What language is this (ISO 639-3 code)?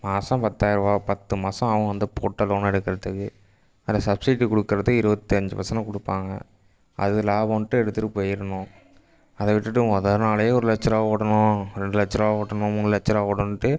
tam